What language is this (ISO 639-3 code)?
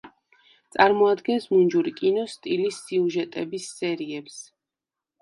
kat